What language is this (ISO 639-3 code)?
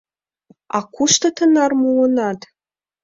chm